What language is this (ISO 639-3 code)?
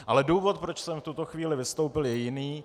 ces